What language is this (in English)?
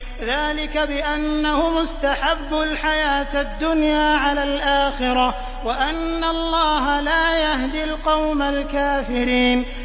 Arabic